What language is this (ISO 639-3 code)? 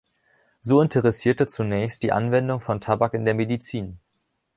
deu